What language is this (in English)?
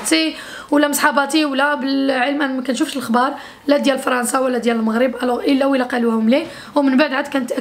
Arabic